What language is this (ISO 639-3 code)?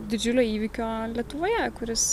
lit